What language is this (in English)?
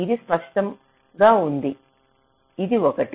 Telugu